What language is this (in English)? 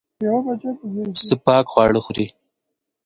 Pashto